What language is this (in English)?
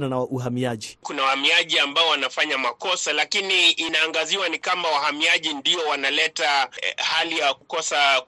Swahili